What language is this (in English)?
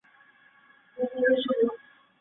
Chinese